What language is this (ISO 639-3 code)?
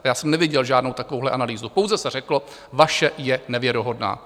ces